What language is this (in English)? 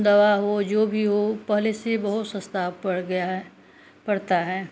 Hindi